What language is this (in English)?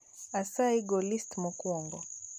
Luo (Kenya and Tanzania)